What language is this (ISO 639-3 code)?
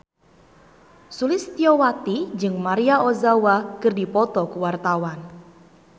sun